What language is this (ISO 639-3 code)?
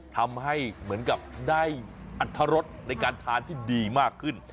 tha